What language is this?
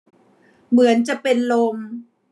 Thai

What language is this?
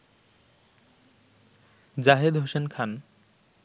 Bangla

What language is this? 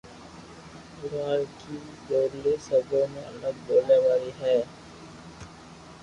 Loarki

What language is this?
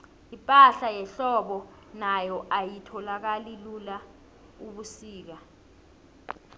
South Ndebele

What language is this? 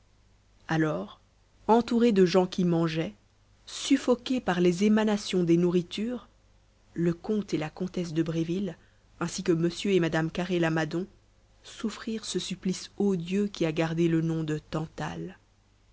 French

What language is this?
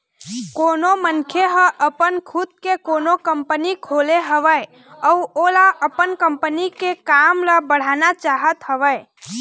Chhattisgarhi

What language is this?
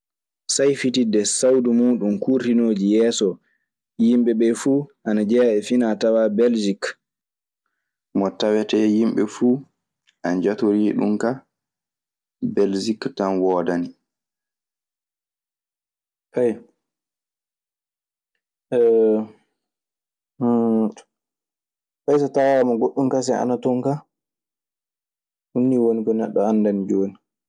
Maasina Fulfulde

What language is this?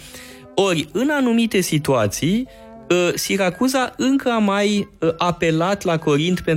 Romanian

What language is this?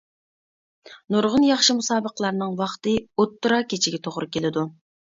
Uyghur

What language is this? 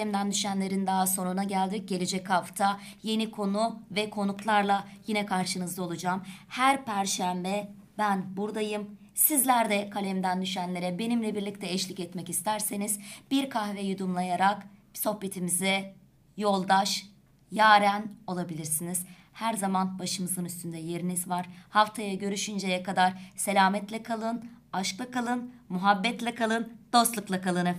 Turkish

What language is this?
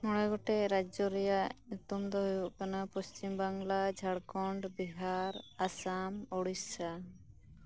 Santali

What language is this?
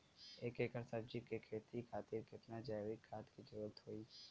Bhojpuri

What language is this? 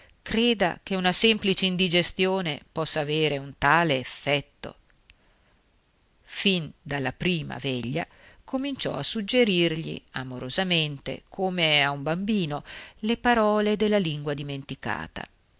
Italian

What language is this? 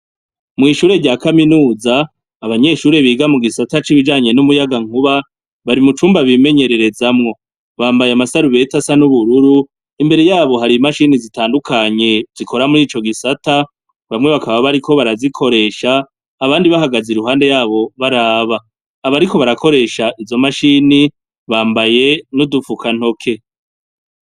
Rundi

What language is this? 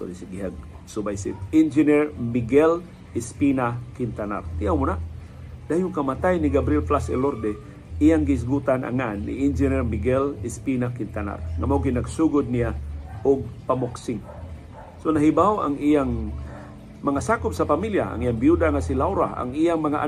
Filipino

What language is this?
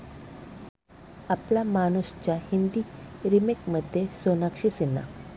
Marathi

